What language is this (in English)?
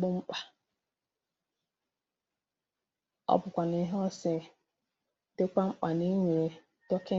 Igbo